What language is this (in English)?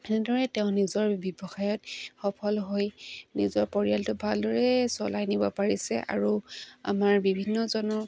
Assamese